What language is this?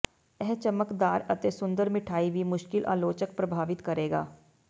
Punjabi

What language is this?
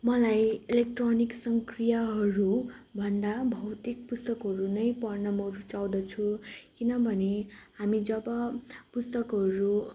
Nepali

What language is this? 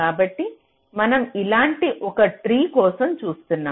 Telugu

